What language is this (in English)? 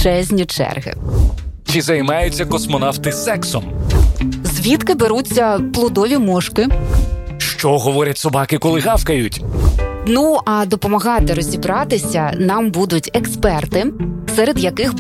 Ukrainian